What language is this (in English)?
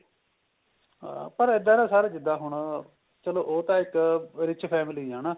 Punjabi